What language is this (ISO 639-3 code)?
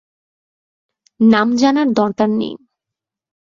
ben